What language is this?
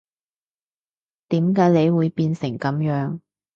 Cantonese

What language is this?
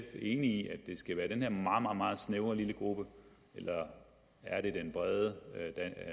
Danish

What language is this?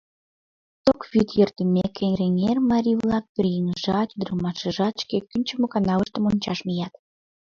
Mari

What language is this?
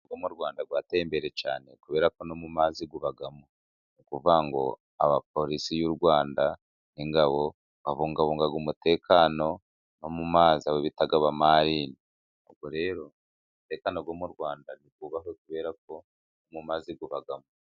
Kinyarwanda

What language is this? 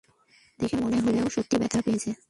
Bangla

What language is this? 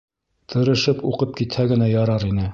Bashkir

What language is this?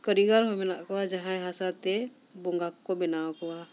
Santali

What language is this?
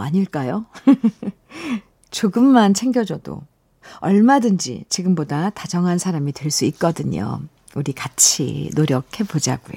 Korean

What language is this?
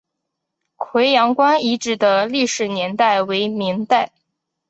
Chinese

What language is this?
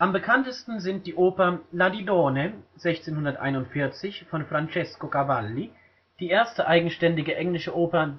German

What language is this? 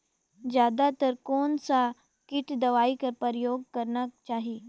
Chhattisgarhi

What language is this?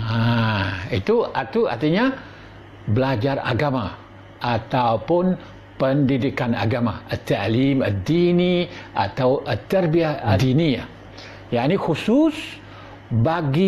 Malay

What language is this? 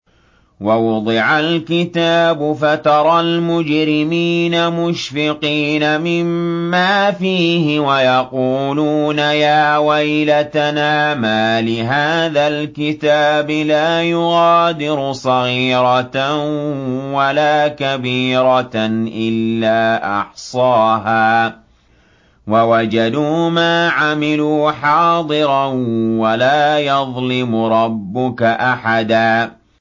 Arabic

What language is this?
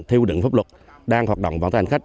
Vietnamese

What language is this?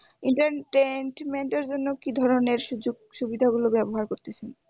Bangla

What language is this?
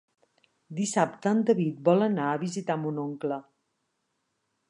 Catalan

